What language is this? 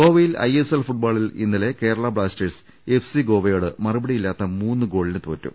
Malayalam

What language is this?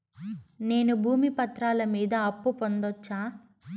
Telugu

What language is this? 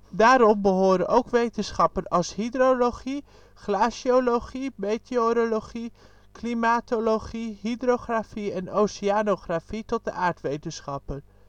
Dutch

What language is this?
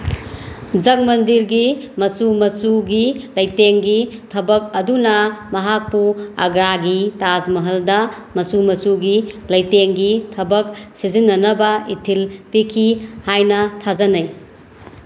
Manipuri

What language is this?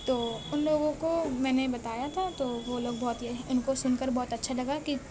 Urdu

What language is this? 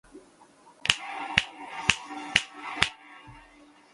Chinese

